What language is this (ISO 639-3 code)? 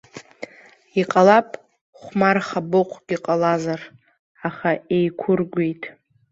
abk